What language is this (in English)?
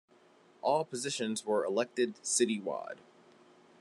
English